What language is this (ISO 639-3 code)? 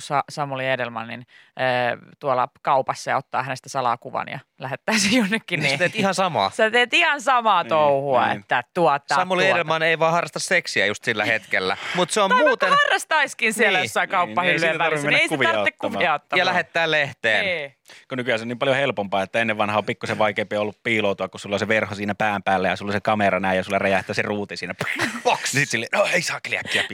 fin